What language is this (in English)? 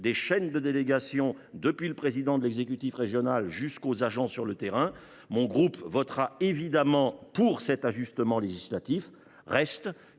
French